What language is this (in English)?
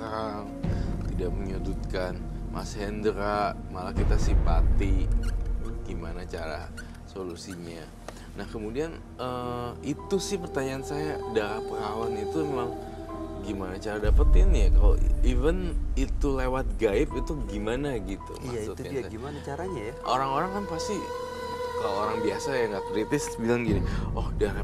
Indonesian